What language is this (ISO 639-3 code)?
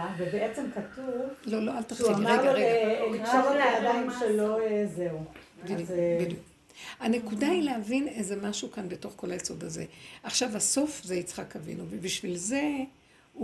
heb